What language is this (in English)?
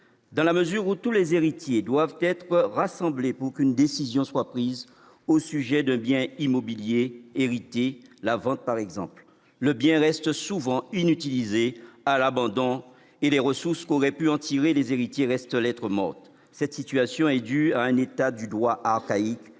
French